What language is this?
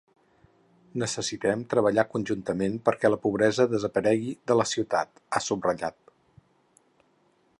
Catalan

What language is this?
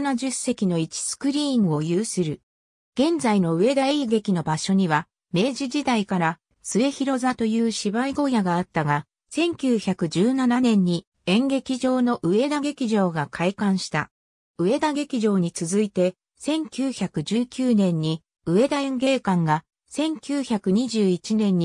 Japanese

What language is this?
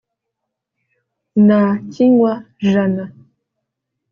Kinyarwanda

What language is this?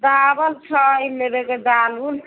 Maithili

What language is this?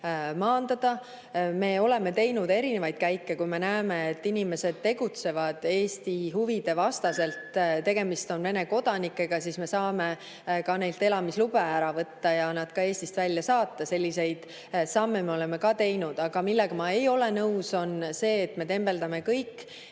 Estonian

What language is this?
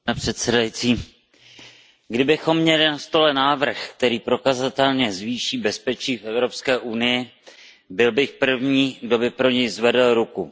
Czech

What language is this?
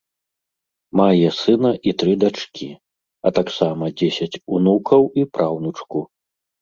Belarusian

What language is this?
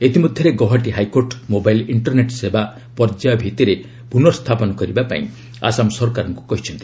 Odia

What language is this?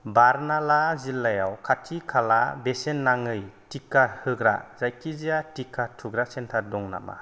Bodo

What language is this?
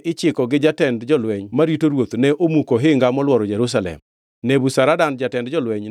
Luo (Kenya and Tanzania)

